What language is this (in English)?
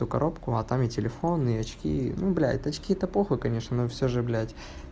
Russian